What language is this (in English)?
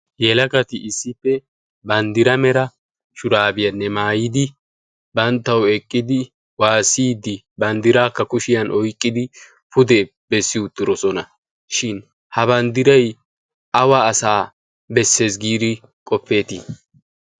Wolaytta